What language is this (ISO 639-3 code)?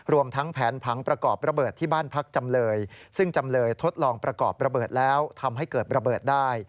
tha